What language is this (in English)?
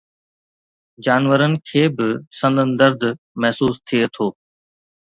Sindhi